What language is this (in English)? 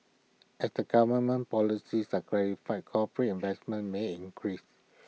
English